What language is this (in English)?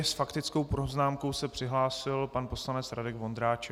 Czech